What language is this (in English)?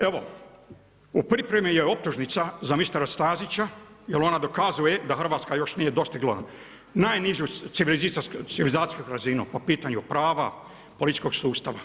Croatian